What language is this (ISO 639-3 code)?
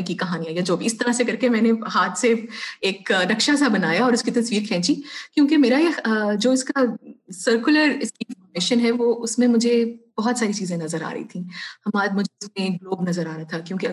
urd